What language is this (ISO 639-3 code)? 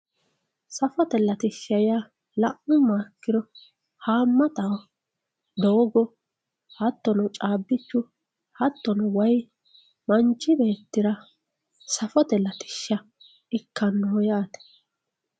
sid